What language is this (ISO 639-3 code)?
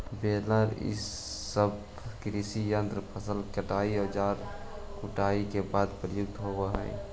mag